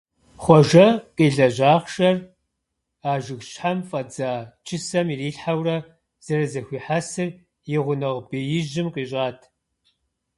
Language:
Kabardian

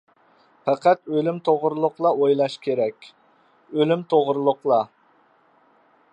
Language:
Uyghur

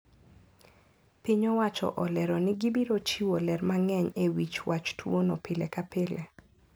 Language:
Luo (Kenya and Tanzania)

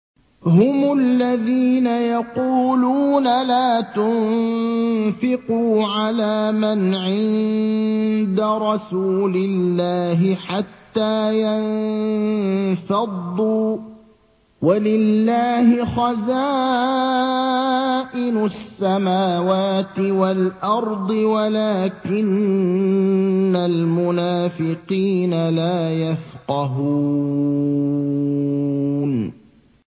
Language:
Arabic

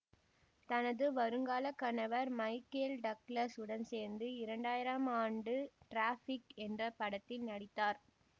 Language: Tamil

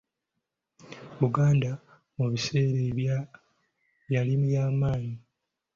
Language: Ganda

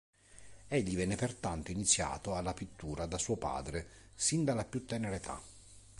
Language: Italian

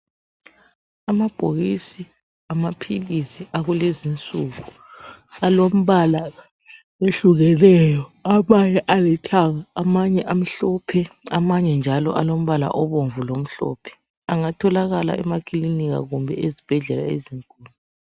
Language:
North Ndebele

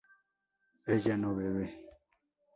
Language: Spanish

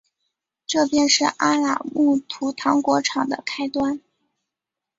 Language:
Chinese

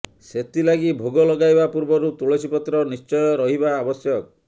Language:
Odia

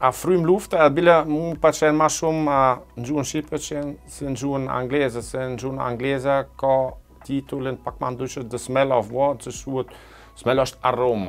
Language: Romanian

